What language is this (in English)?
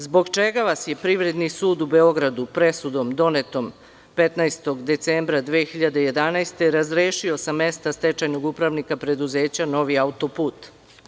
Serbian